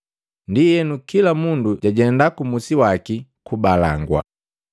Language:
Matengo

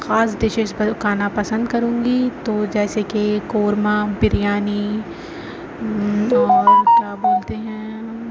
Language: Urdu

